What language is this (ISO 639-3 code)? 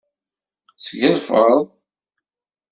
kab